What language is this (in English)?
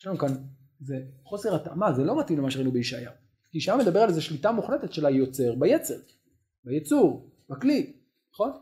Hebrew